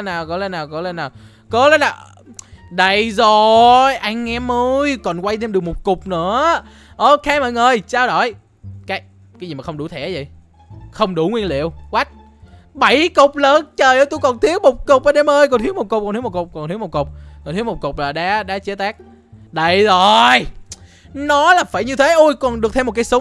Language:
Vietnamese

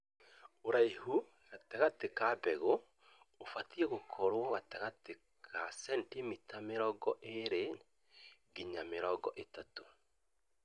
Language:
Kikuyu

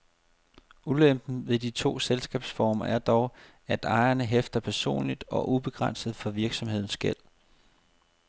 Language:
Danish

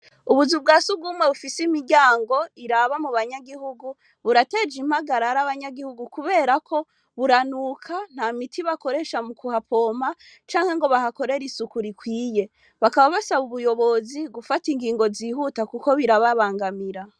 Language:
Rundi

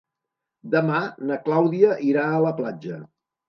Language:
Catalan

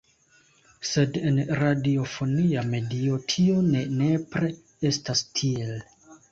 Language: Esperanto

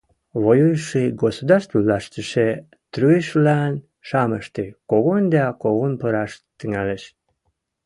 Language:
Western Mari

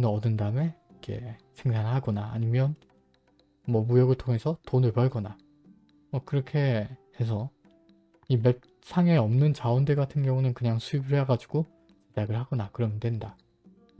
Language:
Korean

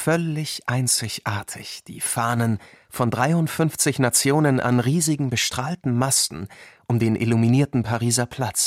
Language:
German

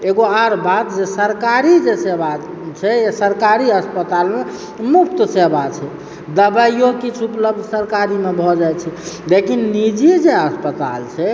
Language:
Maithili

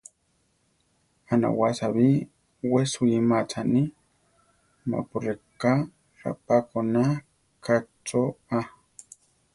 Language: Central Tarahumara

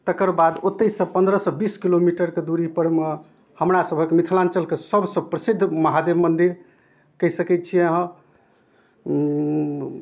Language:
Maithili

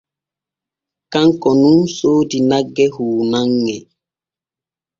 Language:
Borgu Fulfulde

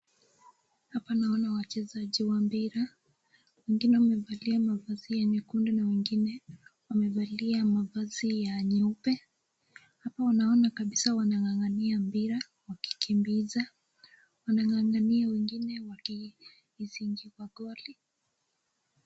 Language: Swahili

